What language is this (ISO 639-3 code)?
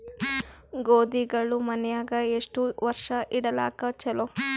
kan